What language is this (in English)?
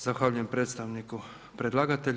Croatian